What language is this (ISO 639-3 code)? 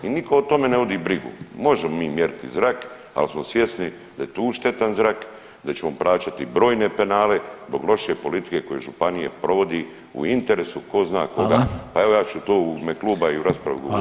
hrv